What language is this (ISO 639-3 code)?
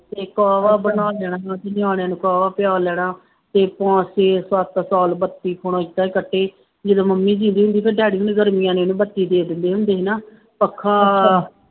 pan